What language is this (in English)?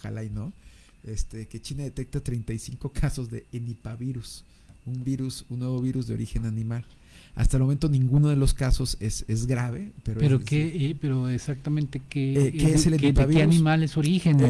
Spanish